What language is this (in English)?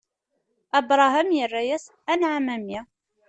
Kabyle